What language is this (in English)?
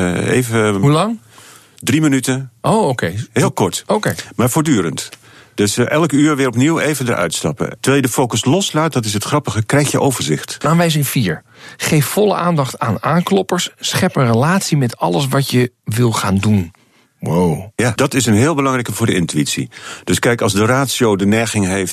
Dutch